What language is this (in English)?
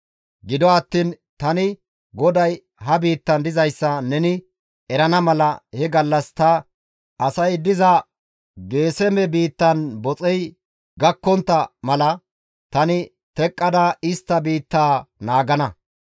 Gamo